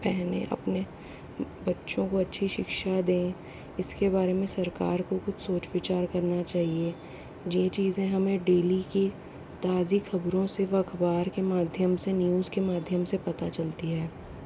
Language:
Hindi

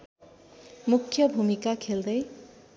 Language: Nepali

